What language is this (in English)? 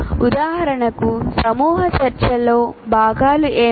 Telugu